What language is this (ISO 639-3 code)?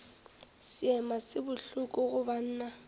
nso